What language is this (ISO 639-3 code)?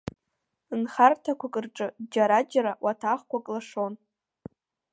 abk